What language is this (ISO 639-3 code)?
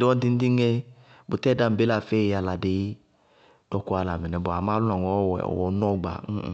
bqg